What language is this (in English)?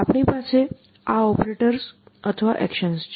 Gujarati